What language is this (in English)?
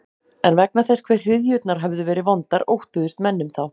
Icelandic